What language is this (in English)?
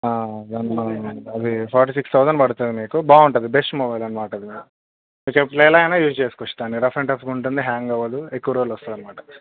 Telugu